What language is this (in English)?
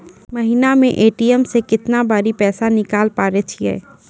Maithili